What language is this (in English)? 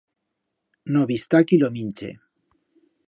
Aragonese